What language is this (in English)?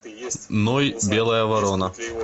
Russian